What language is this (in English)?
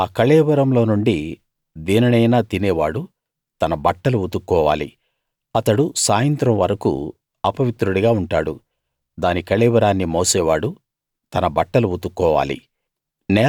Telugu